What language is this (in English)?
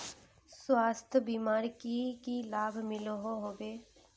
Magahi